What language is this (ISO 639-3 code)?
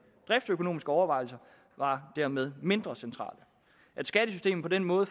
dan